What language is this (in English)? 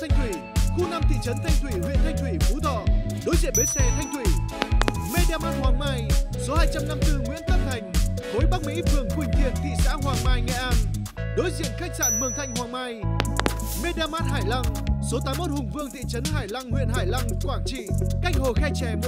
Vietnamese